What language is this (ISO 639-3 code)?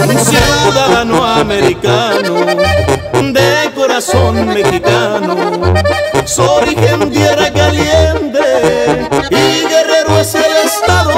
ron